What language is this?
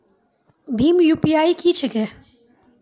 Maithili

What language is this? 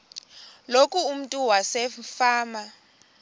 Xhosa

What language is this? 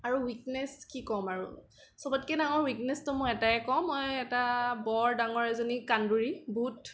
Assamese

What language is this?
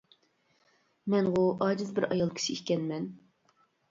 Uyghur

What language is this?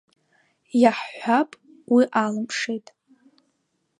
Abkhazian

